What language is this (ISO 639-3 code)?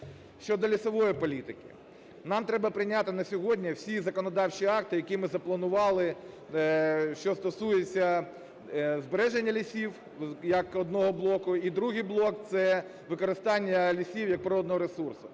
ukr